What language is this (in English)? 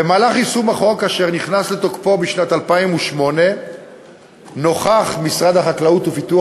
Hebrew